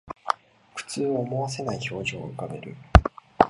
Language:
Japanese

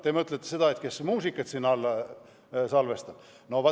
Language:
Estonian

